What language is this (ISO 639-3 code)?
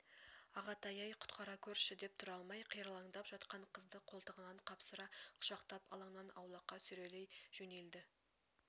kaz